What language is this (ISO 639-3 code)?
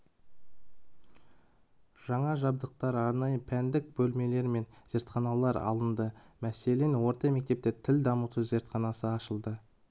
kaz